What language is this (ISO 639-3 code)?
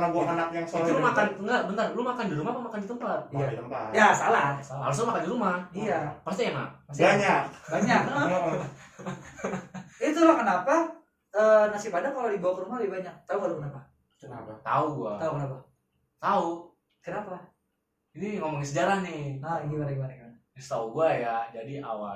ind